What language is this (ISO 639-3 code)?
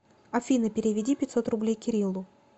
rus